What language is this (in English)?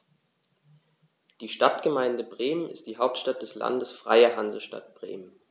German